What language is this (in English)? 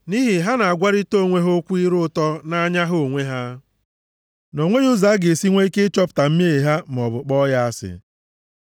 Igbo